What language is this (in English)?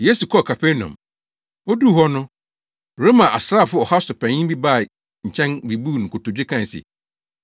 Akan